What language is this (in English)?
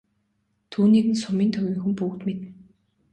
Mongolian